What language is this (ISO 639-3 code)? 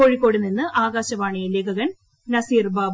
mal